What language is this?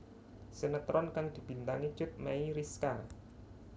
Javanese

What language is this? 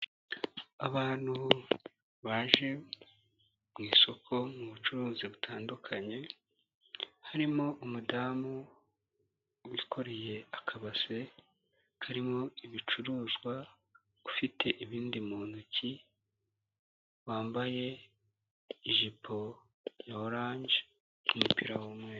Kinyarwanda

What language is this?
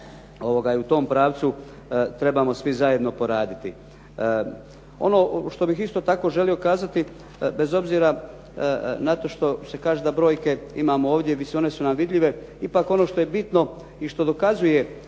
Croatian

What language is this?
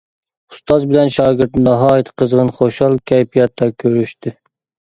Uyghur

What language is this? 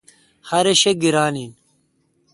Kalkoti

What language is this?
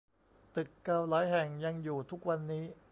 Thai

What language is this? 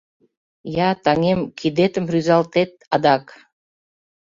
Mari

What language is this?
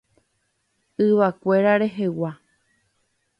Guarani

